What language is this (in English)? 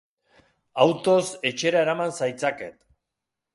Basque